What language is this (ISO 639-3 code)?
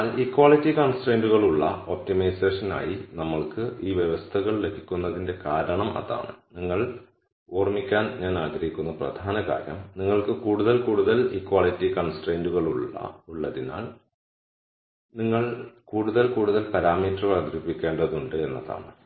mal